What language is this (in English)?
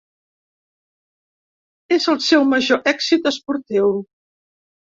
Catalan